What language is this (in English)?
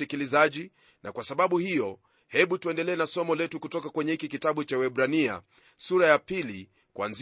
Swahili